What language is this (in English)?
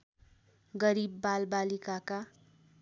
Nepali